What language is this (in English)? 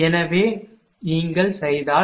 Tamil